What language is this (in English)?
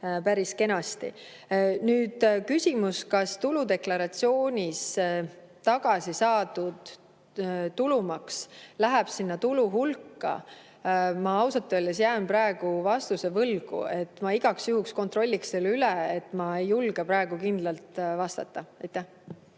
Estonian